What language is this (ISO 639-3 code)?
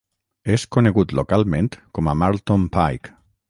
cat